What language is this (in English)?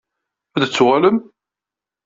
Kabyle